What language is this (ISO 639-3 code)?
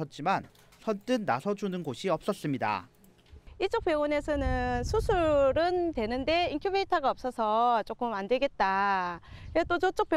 kor